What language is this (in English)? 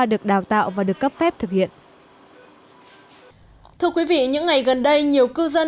Vietnamese